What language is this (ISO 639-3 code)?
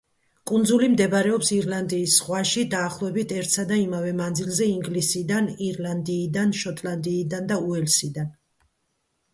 kat